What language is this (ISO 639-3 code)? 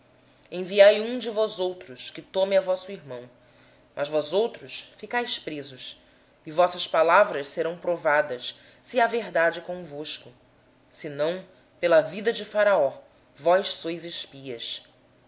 por